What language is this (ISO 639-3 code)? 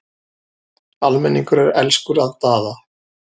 isl